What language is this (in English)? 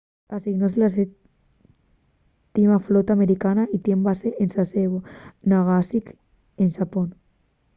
Asturian